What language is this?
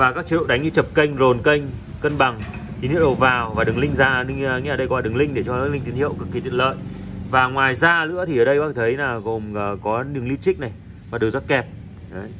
Vietnamese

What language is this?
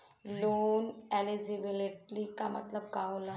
Bhojpuri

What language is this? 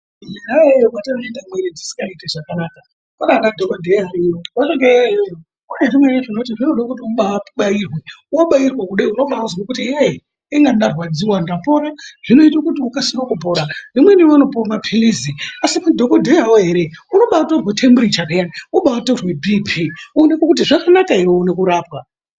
Ndau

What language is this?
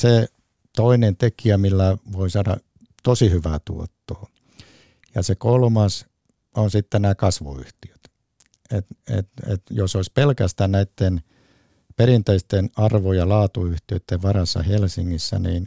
Finnish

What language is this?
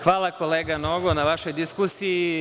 Serbian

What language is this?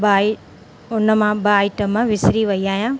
Sindhi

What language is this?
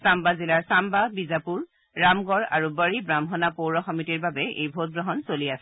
Assamese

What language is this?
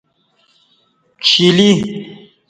Kati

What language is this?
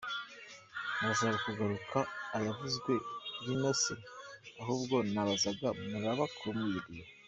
Kinyarwanda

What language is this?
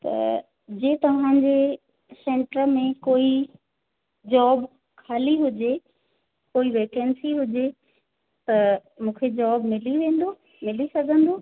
Sindhi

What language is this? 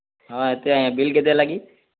Odia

